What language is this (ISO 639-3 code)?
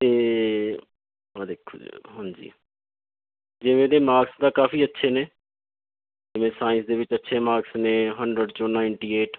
pan